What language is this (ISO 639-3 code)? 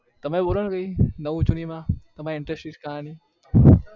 guj